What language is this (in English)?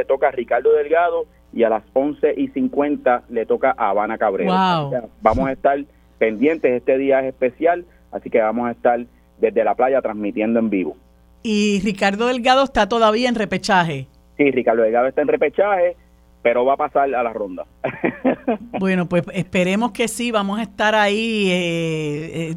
Spanish